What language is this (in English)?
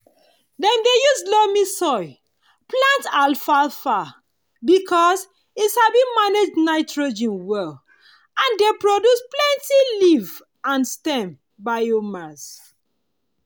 Nigerian Pidgin